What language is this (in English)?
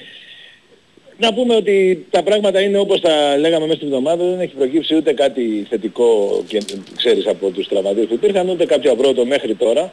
Greek